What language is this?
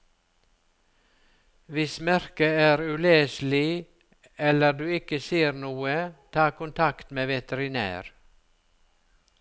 Norwegian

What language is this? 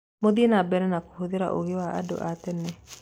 Kikuyu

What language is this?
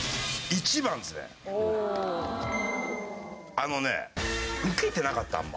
Japanese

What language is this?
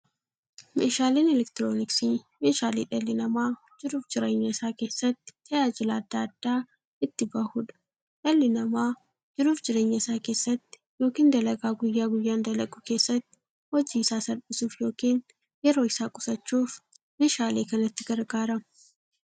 Oromo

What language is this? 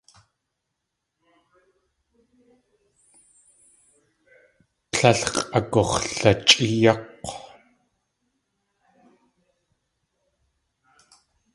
Tlingit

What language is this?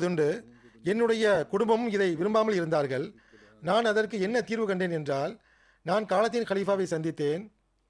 Tamil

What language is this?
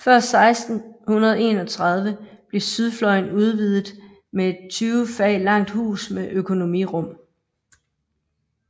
Danish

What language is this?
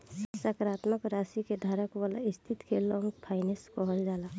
Bhojpuri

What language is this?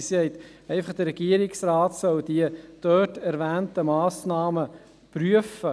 Swiss German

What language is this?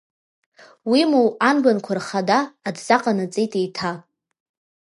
Abkhazian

